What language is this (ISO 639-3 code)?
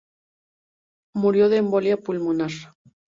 spa